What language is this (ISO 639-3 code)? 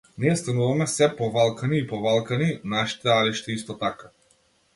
mkd